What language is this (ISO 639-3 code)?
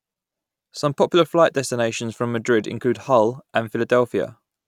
eng